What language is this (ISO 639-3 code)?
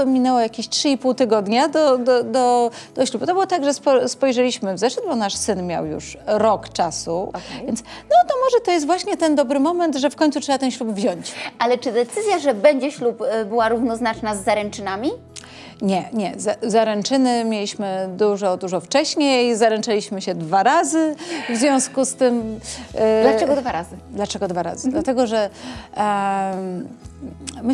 pol